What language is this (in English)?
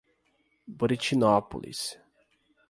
Portuguese